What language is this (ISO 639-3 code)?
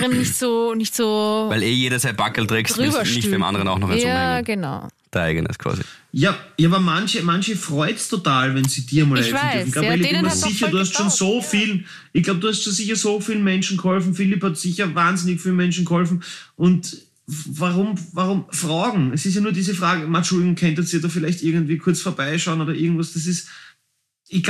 deu